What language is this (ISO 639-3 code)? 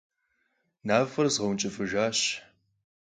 kbd